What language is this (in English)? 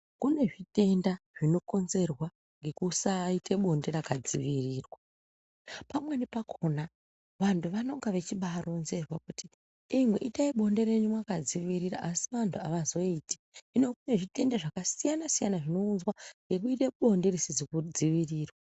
Ndau